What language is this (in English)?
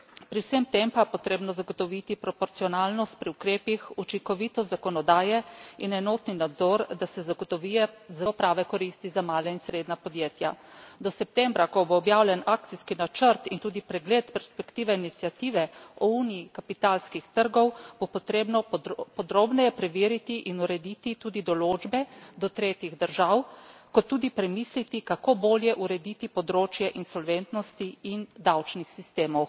Slovenian